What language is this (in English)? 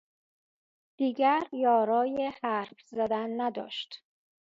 Persian